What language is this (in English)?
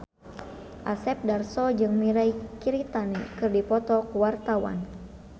Sundanese